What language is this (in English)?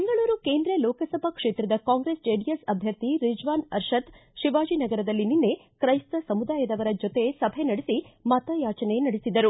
Kannada